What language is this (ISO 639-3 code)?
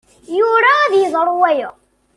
kab